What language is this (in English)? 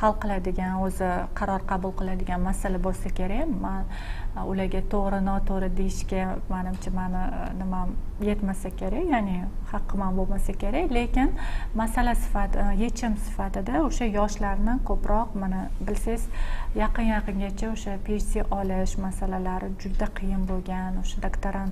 Turkish